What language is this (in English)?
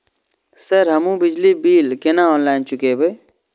Maithili